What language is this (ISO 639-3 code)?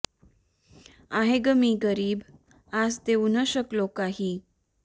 mar